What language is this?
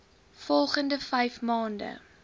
Afrikaans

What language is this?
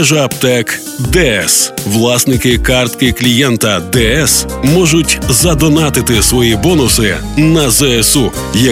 Ukrainian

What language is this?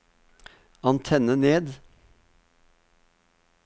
Norwegian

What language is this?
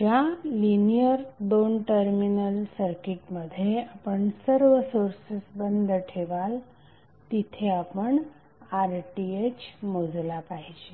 Marathi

